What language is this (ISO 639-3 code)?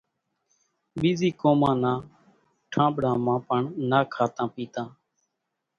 gjk